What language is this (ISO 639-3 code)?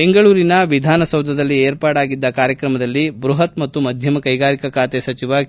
kan